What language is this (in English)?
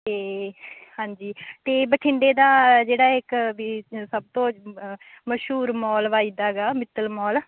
Punjabi